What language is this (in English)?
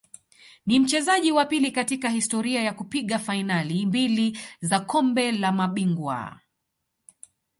Swahili